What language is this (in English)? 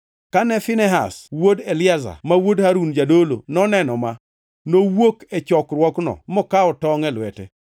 Luo (Kenya and Tanzania)